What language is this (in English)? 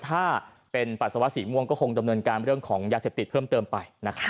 Thai